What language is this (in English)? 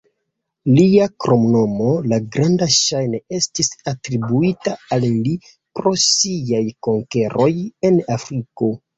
Esperanto